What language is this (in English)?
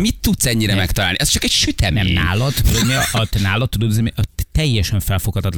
Hungarian